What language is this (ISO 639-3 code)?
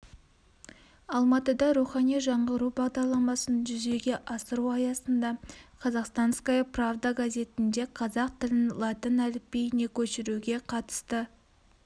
kaz